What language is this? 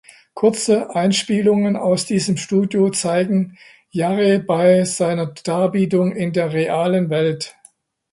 German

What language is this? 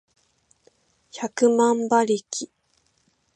Japanese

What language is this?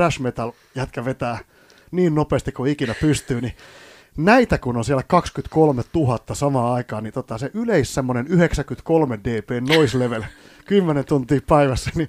Finnish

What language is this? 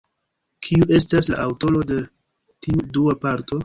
Esperanto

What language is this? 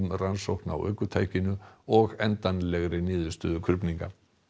Icelandic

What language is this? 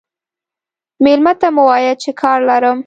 Pashto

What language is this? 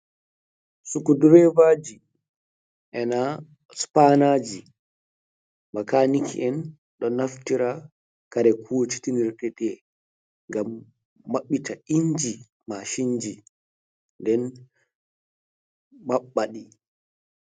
Fula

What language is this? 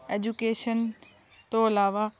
Punjabi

